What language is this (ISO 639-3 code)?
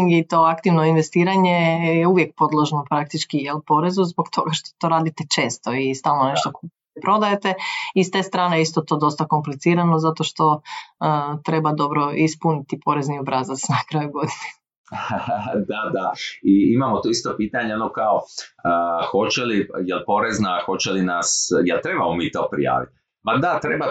hrv